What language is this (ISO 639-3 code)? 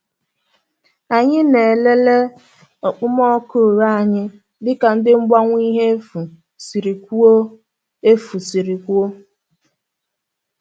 ibo